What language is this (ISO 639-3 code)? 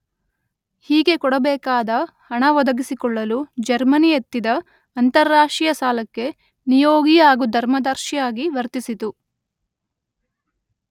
kan